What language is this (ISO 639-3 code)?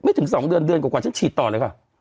tha